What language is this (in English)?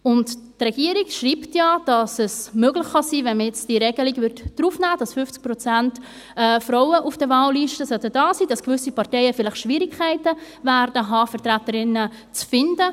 Swiss German